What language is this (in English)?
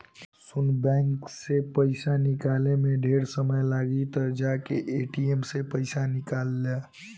Bhojpuri